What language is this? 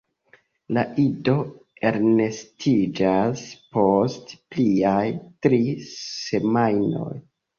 Esperanto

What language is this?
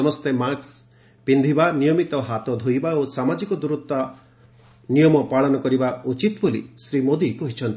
Odia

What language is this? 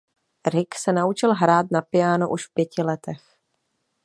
Czech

